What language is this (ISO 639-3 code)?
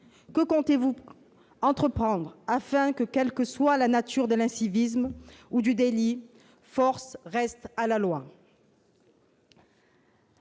fra